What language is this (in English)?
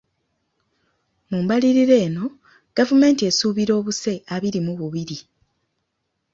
Ganda